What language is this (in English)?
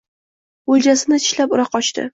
Uzbek